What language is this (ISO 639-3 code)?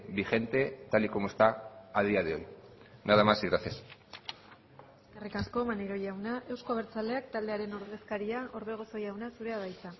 eus